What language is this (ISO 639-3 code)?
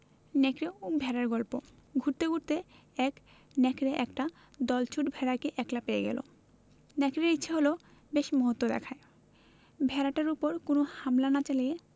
ben